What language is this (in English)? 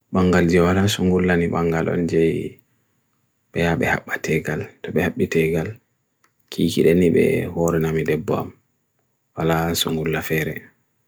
Bagirmi Fulfulde